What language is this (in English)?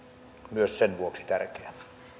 Finnish